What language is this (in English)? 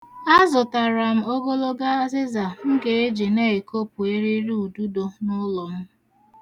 Igbo